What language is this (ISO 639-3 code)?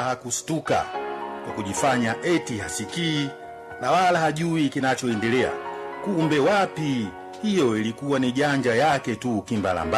swa